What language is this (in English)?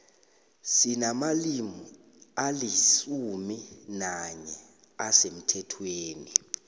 South Ndebele